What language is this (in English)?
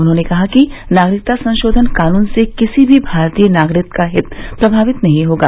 Hindi